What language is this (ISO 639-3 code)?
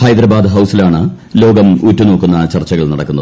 mal